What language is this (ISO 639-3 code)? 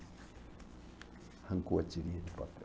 por